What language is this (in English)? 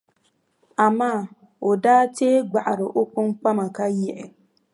Dagbani